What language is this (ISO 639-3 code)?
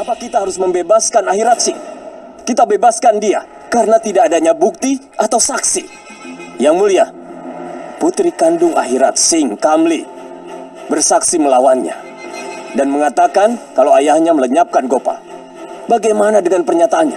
ind